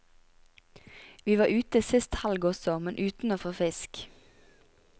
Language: Norwegian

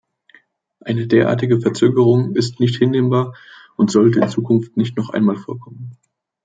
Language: German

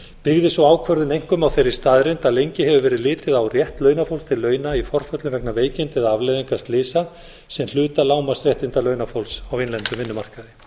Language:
Icelandic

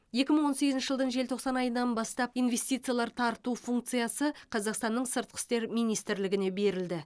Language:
Kazakh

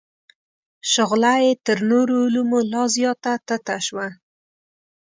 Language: Pashto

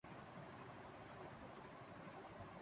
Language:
Urdu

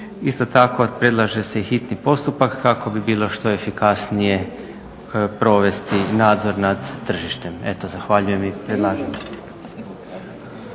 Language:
Croatian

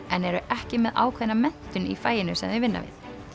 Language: Icelandic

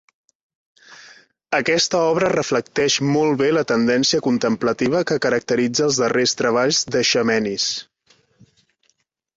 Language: Catalan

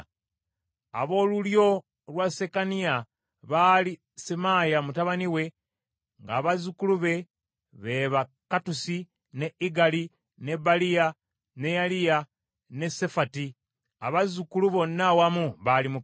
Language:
Ganda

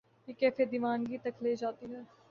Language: Urdu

